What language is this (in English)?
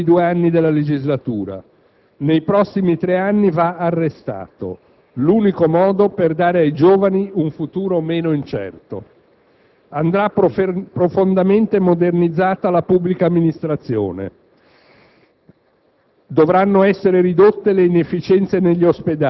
Italian